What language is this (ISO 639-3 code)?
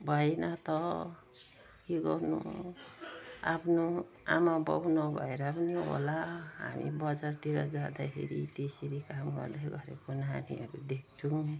nep